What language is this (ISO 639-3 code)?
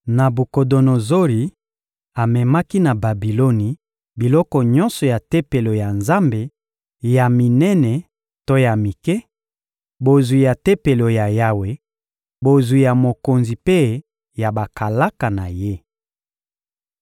lin